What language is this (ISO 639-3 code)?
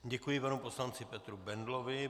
ces